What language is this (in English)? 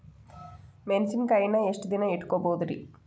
Kannada